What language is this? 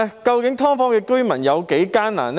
Cantonese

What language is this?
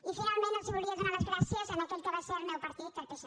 Catalan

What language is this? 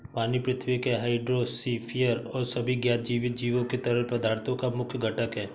Hindi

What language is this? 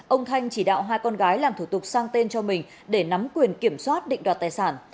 Vietnamese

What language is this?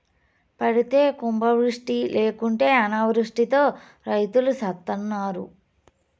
Telugu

